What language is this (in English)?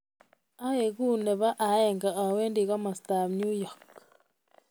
Kalenjin